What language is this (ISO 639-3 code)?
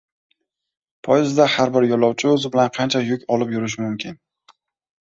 uzb